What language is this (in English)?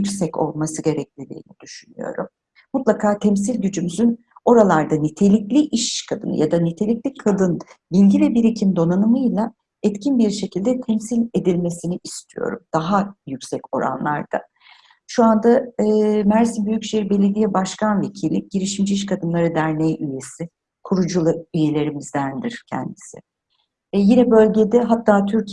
Turkish